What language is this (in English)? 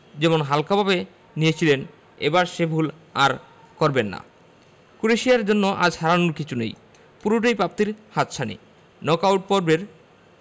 Bangla